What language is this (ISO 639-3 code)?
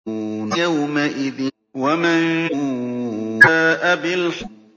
ara